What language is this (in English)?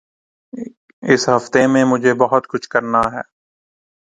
Urdu